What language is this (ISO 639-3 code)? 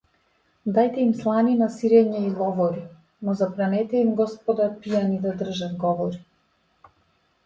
mkd